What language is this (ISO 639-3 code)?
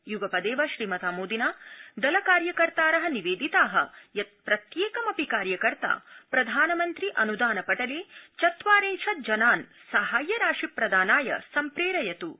san